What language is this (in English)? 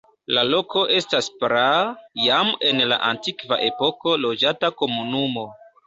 Esperanto